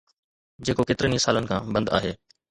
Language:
Sindhi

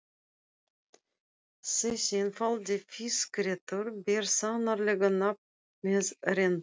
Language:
Icelandic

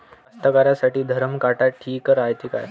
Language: Marathi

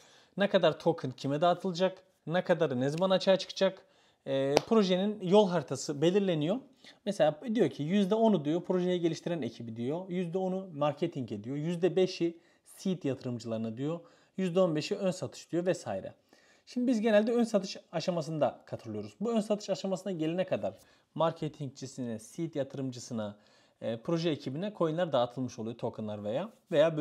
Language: Turkish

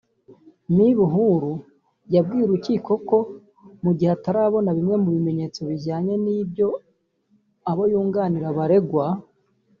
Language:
Kinyarwanda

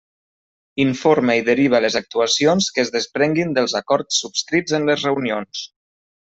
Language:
Catalan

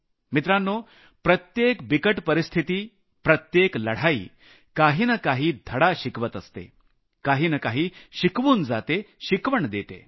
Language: Marathi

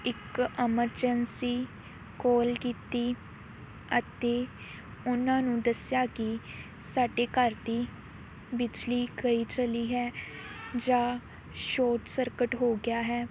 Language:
Punjabi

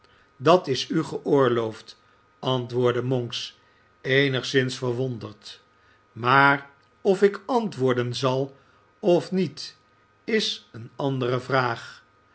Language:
Dutch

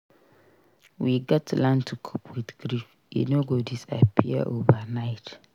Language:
Nigerian Pidgin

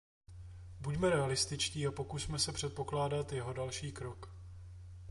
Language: Czech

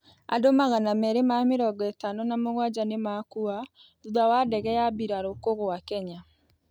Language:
Kikuyu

